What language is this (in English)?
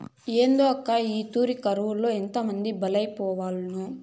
Telugu